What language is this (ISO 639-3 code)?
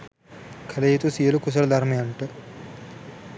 sin